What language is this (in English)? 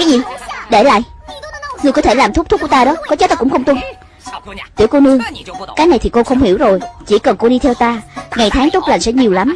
Vietnamese